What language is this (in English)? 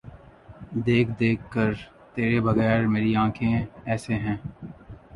Urdu